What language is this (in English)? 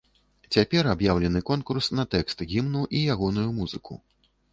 Belarusian